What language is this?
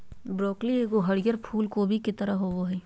Magahi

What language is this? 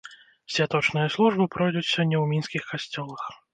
Belarusian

